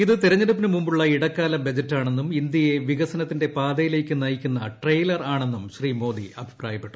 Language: Malayalam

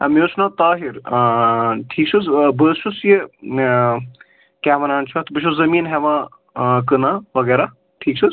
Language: Kashmiri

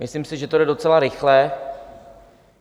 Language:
Czech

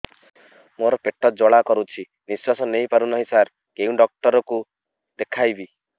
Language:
Odia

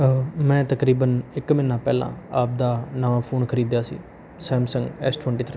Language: Punjabi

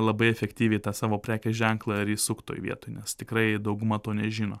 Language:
Lithuanian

